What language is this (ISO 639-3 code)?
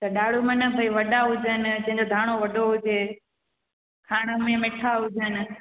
snd